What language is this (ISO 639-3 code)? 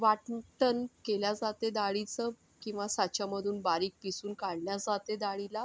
mar